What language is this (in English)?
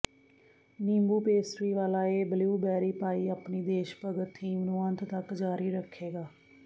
Punjabi